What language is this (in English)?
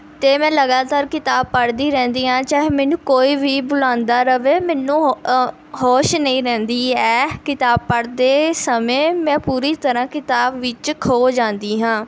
Punjabi